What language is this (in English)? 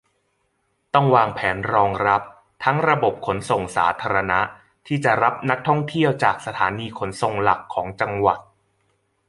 Thai